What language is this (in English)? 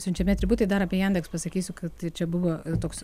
Lithuanian